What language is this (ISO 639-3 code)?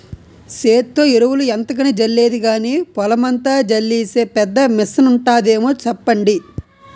tel